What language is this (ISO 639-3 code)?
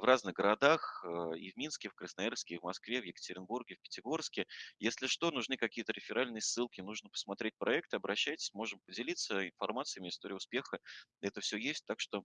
rus